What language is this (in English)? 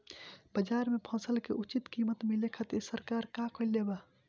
Bhojpuri